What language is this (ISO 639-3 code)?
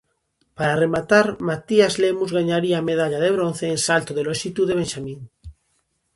glg